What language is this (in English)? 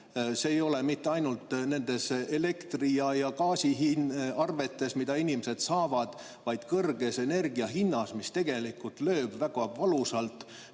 Estonian